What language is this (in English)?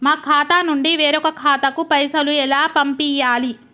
Telugu